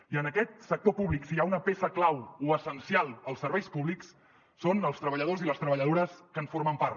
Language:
Catalan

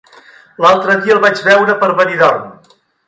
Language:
Catalan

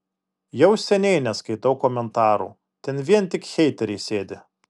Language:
Lithuanian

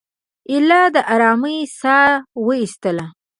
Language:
Pashto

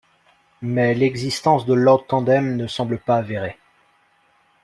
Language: French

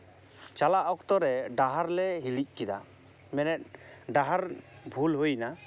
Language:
Santali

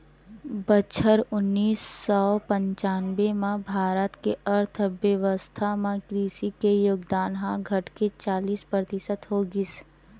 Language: Chhattisgarhi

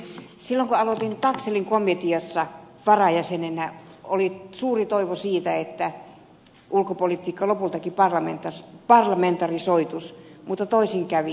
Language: Finnish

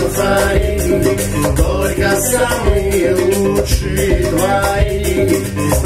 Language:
Indonesian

